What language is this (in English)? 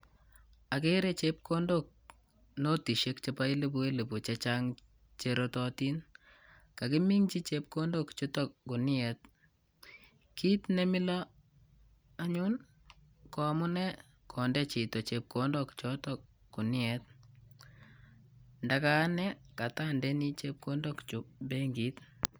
Kalenjin